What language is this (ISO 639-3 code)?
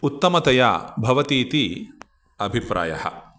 san